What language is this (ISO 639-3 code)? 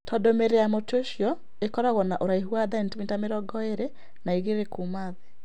kik